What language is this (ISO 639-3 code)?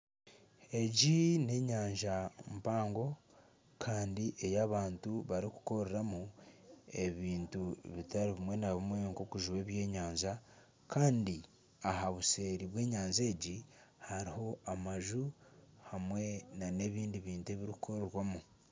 nyn